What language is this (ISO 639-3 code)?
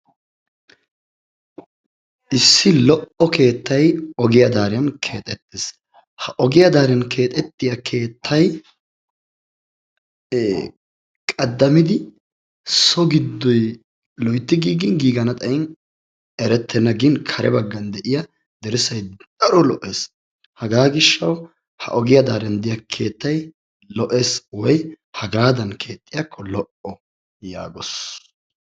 wal